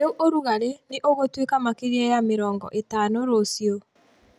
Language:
Kikuyu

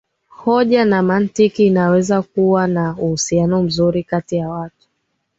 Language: Swahili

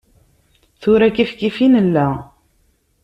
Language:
Kabyle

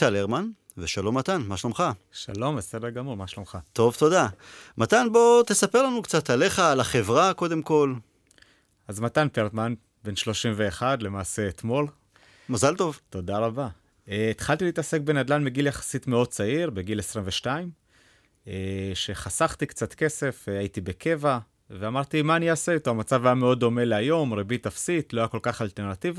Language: Hebrew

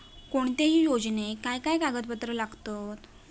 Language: Marathi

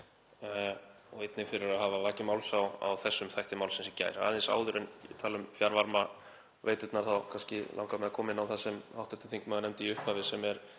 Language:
Icelandic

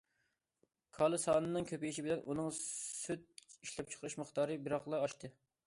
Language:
Uyghur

